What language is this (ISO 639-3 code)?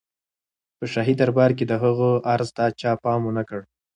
pus